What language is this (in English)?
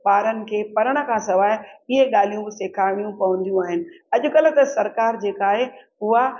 Sindhi